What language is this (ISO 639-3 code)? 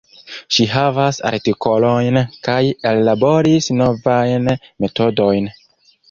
epo